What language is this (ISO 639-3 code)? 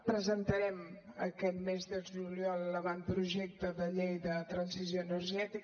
cat